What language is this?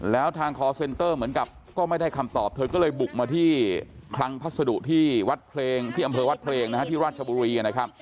Thai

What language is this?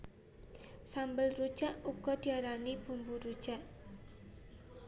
Javanese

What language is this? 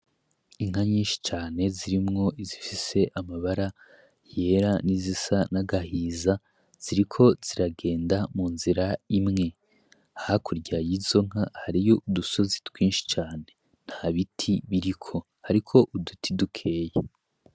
Rundi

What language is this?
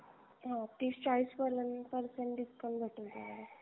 Marathi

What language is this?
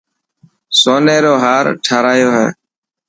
Dhatki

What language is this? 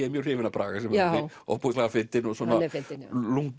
Icelandic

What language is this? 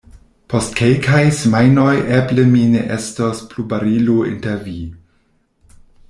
Esperanto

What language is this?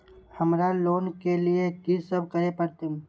Maithili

